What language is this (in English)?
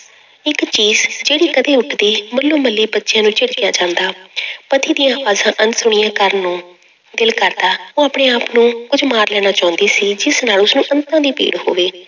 Punjabi